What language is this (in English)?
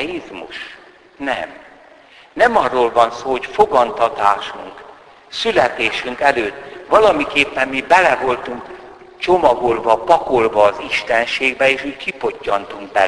Hungarian